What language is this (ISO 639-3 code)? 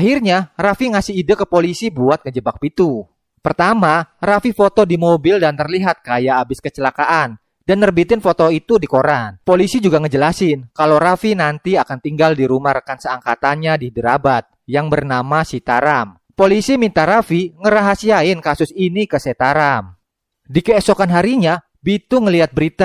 ind